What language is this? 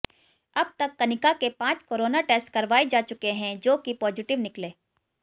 Hindi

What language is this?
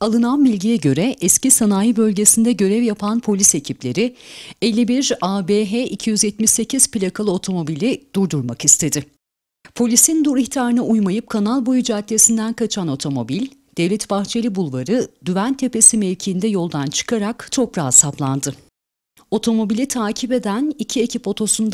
Turkish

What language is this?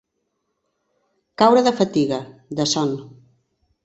Catalan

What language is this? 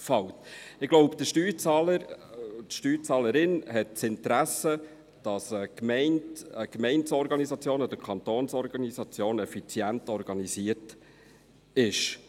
Swiss German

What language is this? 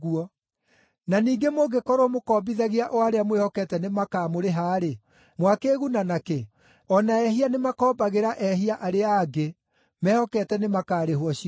Kikuyu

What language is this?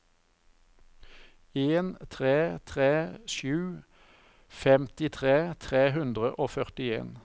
Norwegian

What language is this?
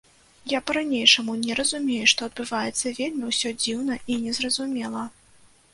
Belarusian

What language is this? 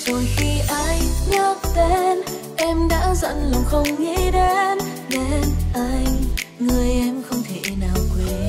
Vietnamese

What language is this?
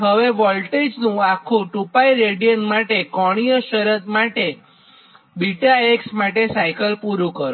Gujarati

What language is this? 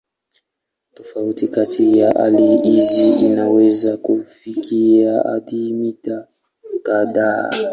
Swahili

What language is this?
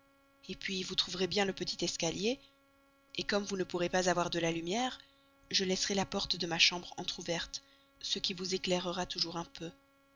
French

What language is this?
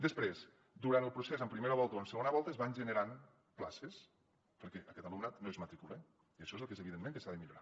Catalan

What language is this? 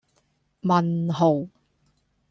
Cantonese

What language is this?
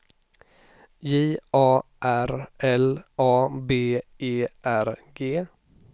Swedish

